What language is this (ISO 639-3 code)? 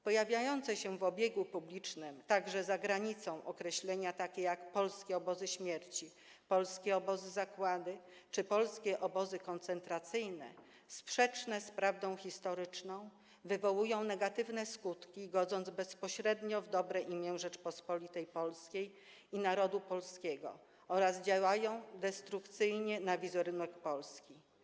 pol